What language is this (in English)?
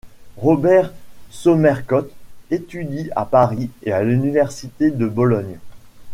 French